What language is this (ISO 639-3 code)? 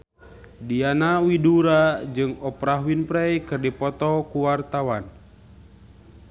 sun